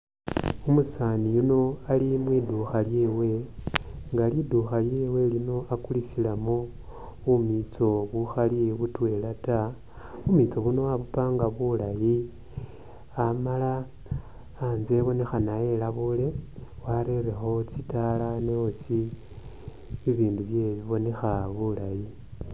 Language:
Masaaba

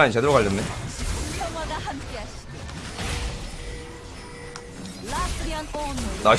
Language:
Korean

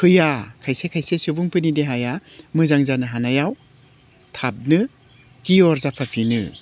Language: Bodo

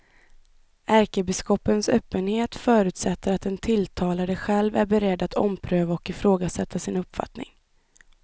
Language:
Swedish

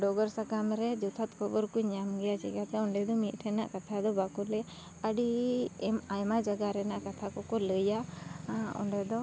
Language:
Santali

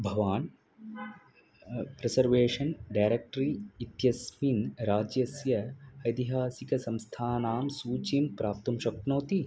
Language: Sanskrit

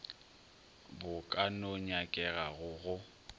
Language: Northern Sotho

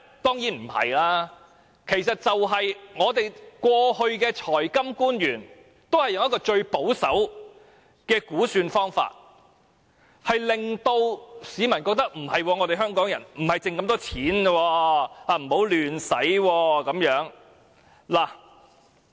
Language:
Cantonese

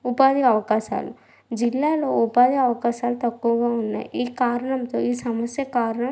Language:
Telugu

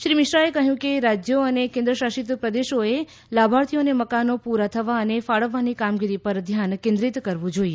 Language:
Gujarati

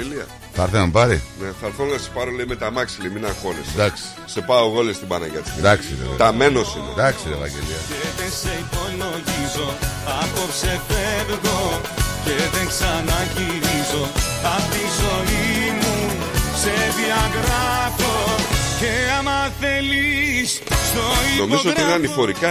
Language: Greek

